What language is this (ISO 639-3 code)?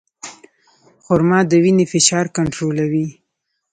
pus